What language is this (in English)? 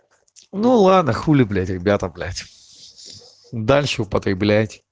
Russian